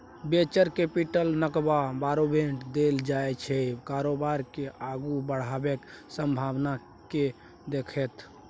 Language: Maithili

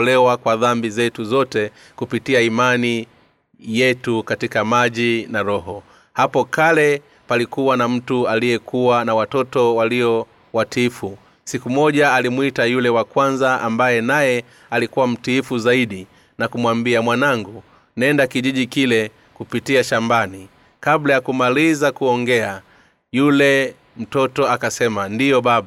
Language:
Swahili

